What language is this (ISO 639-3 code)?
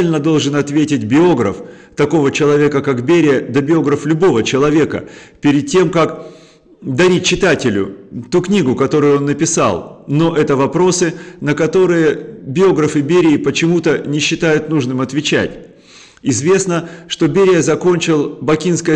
rus